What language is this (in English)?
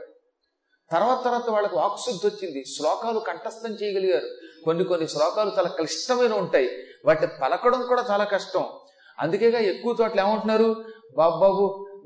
Telugu